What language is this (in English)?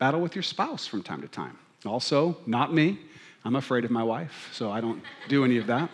English